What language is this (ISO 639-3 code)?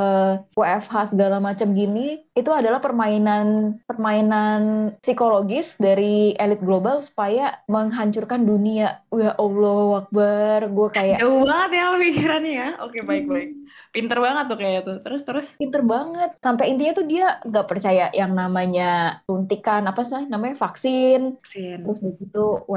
ind